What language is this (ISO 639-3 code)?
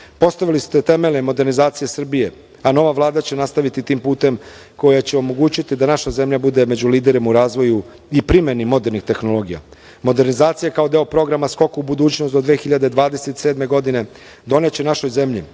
srp